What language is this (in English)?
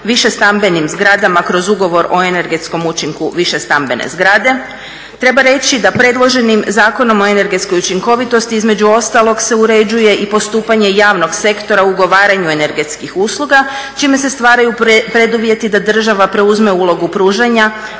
Croatian